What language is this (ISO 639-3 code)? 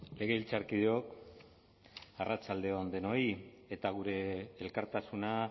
eus